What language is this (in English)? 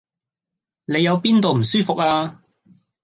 Cantonese